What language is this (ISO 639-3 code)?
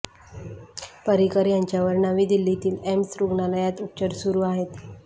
mar